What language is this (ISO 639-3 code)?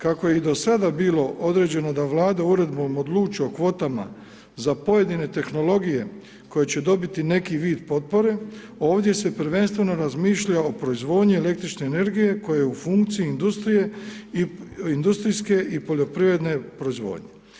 hrv